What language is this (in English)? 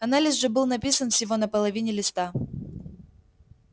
Russian